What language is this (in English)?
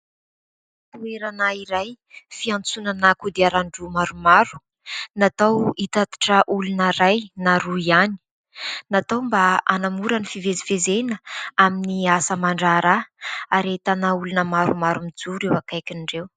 Malagasy